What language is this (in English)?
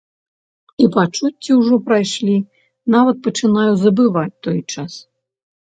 Belarusian